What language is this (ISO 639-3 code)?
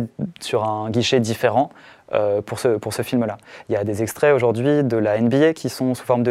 fra